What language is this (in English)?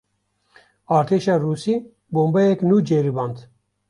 Kurdish